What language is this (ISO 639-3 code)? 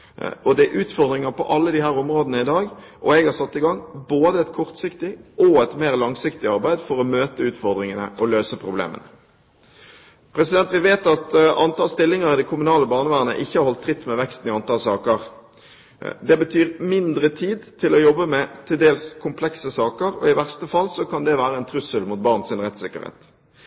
nob